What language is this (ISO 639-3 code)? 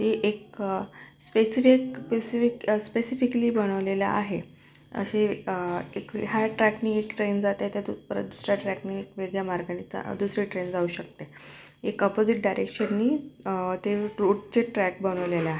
mar